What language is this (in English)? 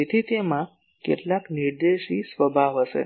Gujarati